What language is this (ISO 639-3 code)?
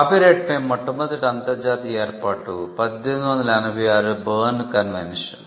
tel